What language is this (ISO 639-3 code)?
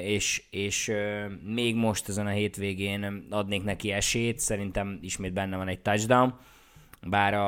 hun